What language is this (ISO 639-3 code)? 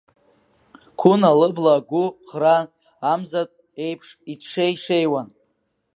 abk